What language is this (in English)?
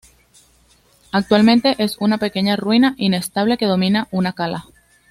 Spanish